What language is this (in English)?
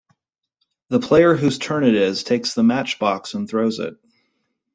English